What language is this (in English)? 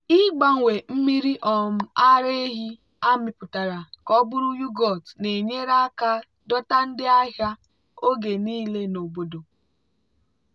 Igbo